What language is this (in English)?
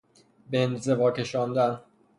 Persian